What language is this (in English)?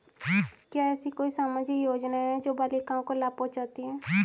Hindi